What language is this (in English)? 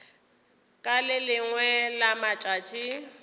Northern Sotho